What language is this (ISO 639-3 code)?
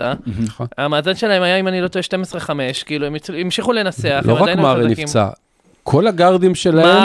heb